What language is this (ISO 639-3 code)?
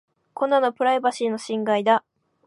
jpn